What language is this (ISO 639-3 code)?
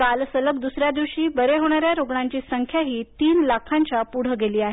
mar